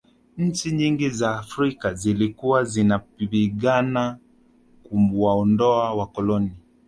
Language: Swahili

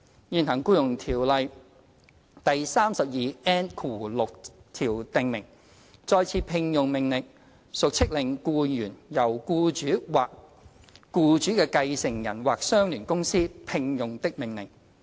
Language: Cantonese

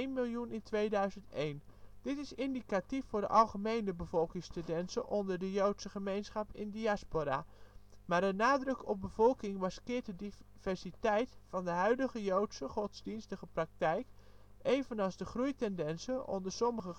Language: Dutch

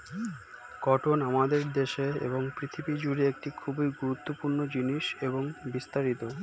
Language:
Bangla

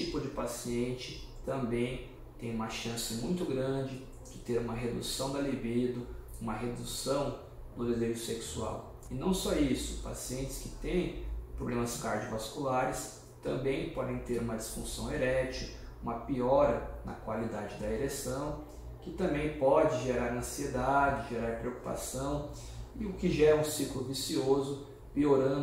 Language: Portuguese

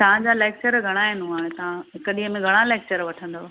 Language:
Sindhi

